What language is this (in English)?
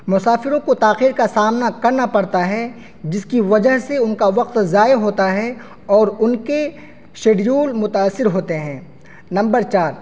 Urdu